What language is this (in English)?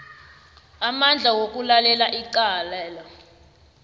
South Ndebele